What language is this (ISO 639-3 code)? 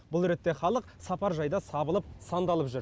kaz